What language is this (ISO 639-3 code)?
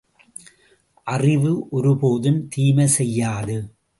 tam